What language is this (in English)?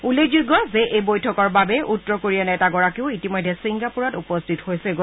Assamese